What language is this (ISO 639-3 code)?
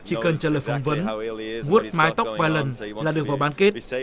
vie